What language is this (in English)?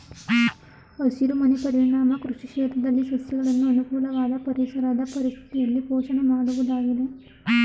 Kannada